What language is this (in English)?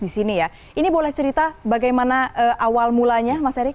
Indonesian